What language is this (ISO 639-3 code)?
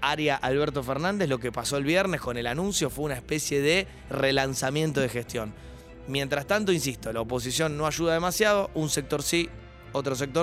spa